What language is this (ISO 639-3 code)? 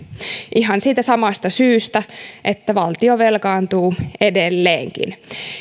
fin